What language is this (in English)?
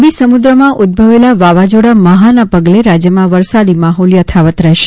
Gujarati